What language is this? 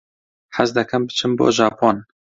Central Kurdish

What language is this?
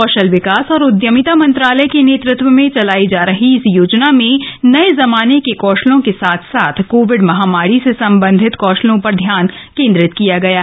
Hindi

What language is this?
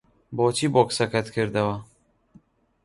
Central Kurdish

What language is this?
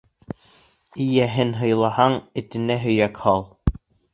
Bashkir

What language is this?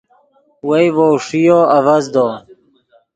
Yidgha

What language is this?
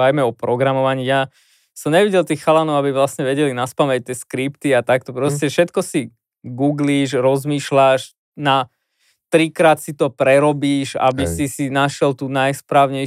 Slovak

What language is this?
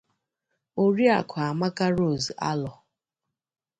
Igbo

